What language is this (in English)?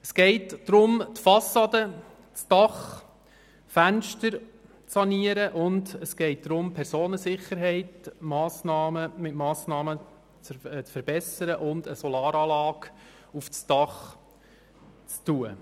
Swiss German